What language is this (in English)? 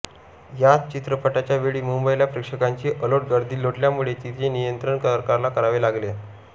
Marathi